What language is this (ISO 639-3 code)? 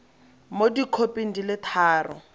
tsn